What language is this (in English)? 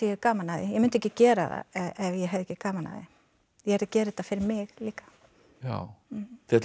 Icelandic